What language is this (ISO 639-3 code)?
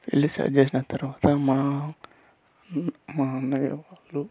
tel